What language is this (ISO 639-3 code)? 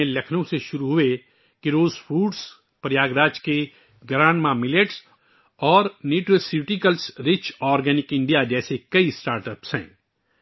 urd